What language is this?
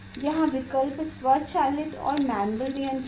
Hindi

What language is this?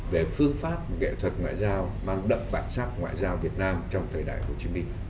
Vietnamese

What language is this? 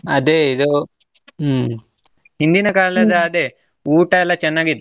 Kannada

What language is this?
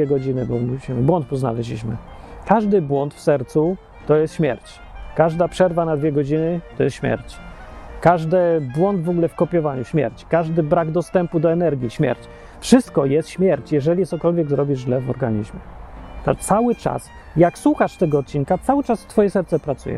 Polish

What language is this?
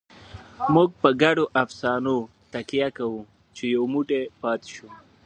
Pashto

